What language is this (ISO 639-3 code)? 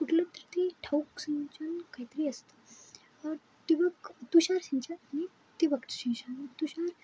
mar